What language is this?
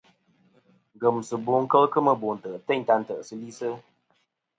Kom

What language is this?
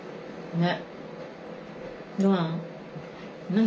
Japanese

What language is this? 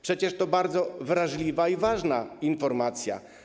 Polish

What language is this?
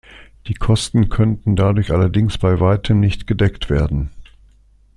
German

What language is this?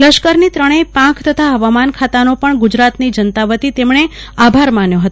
Gujarati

